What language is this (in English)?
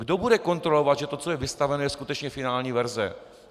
Czech